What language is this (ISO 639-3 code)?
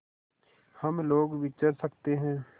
hin